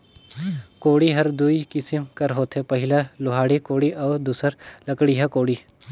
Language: Chhattisgarhi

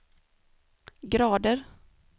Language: Swedish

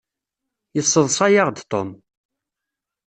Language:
Kabyle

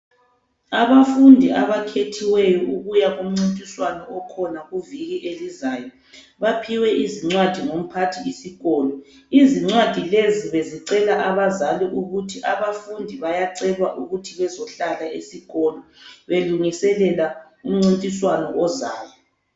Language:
North Ndebele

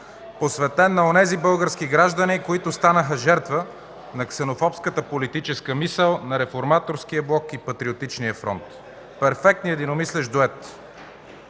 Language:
Bulgarian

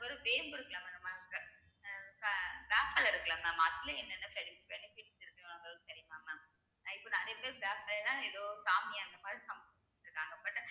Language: Tamil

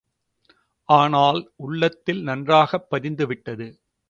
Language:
Tamil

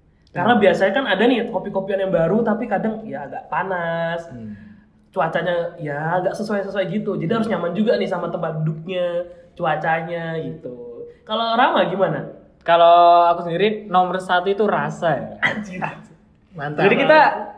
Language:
Indonesian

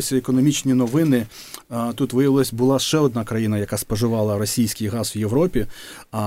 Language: Ukrainian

